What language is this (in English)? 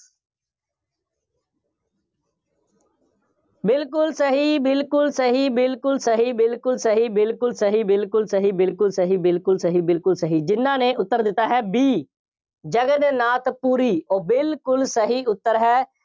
Punjabi